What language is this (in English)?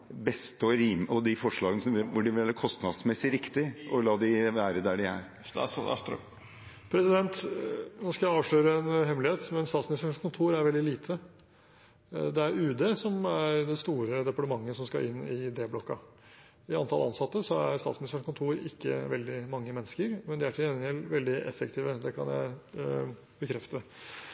Norwegian Bokmål